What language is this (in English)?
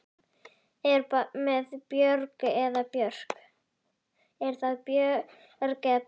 Icelandic